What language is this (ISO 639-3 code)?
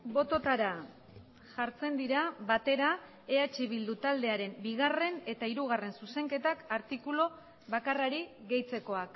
eus